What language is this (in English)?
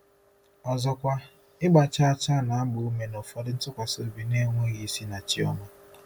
Igbo